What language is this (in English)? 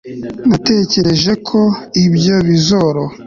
Kinyarwanda